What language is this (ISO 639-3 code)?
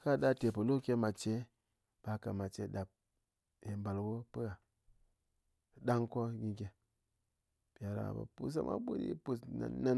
anc